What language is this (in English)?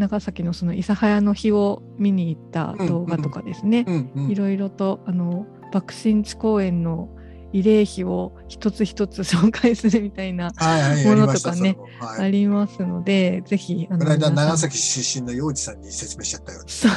Japanese